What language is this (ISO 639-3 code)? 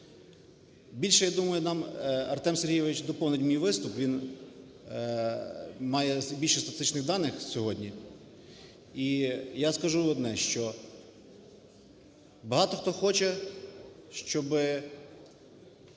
ukr